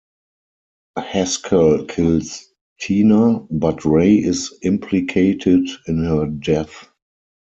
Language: English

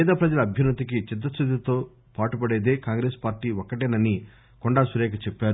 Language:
Telugu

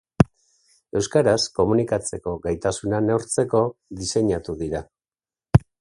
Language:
Basque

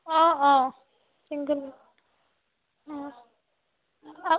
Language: Assamese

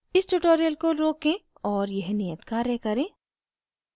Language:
Hindi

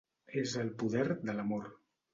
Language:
Catalan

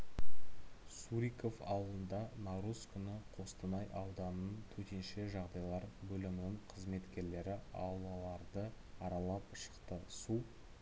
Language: Kazakh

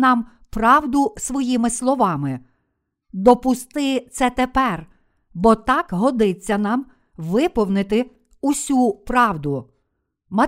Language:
Ukrainian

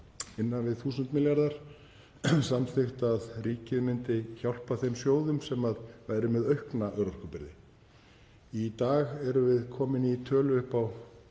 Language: Icelandic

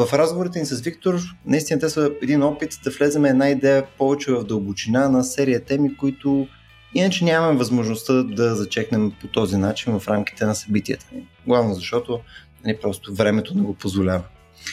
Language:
Bulgarian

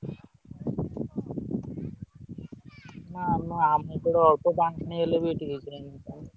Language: Odia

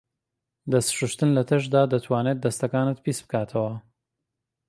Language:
Central Kurdish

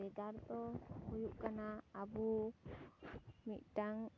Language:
Santali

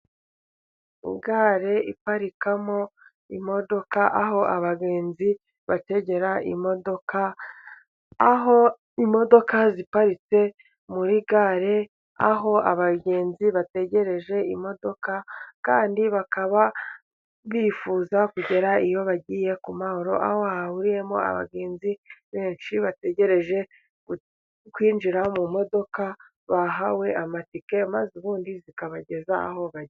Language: Kinyarwanda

